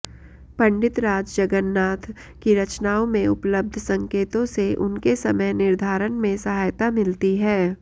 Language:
Sanskrit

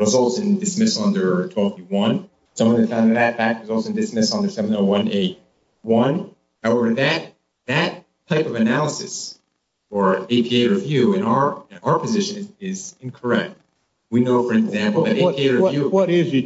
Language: English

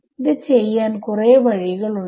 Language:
Malayalam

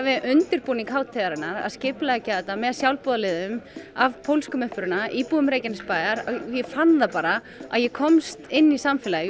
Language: Icelandic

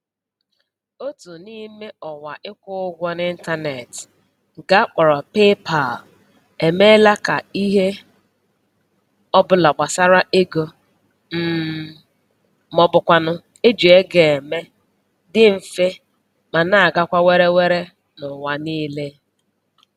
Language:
Igbo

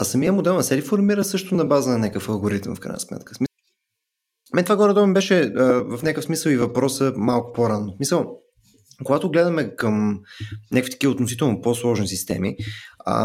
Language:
Bulgarian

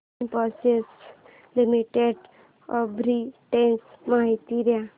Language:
Marathi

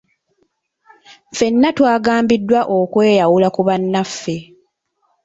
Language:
Ganda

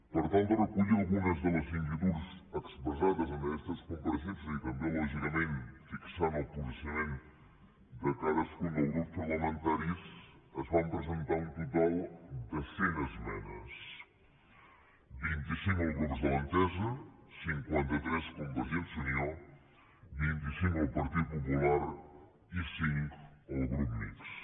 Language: Catalan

